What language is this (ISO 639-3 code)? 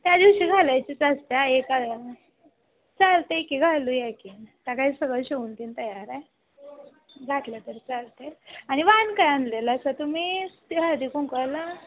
mar